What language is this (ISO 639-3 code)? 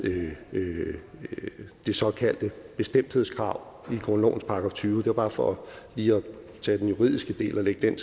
dan